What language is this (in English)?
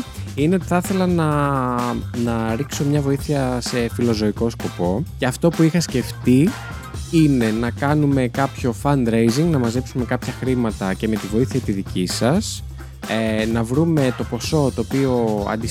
Greek